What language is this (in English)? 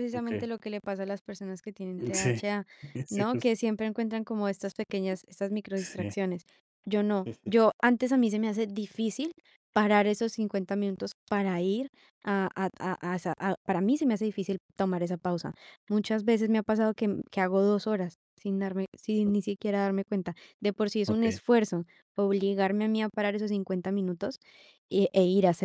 Spanish